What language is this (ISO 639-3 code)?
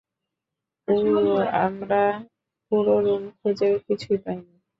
ben